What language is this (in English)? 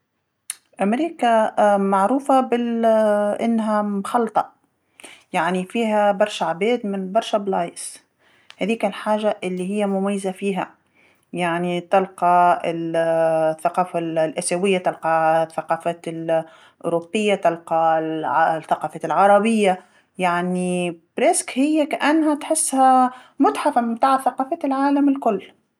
Tunisian Arabic